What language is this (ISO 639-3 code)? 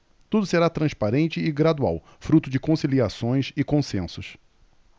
por